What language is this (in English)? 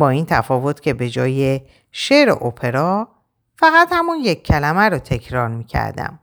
Persian